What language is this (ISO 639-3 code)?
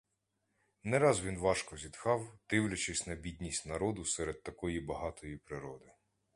ukr